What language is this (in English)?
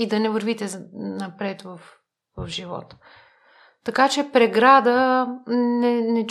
Bulgarian